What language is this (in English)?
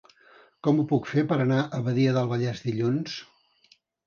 Catalan